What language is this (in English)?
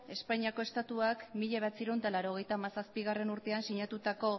Basque